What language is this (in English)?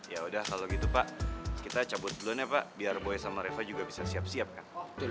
Indonesian